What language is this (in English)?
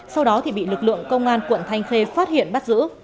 Vietnamese